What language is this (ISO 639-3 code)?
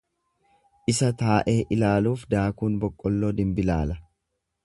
orm